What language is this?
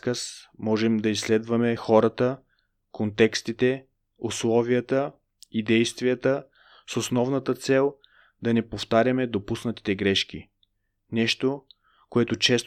Bulgarian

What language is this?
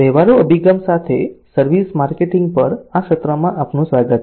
Gujarati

